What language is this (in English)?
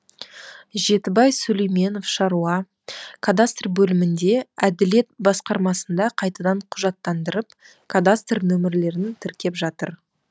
Kazakh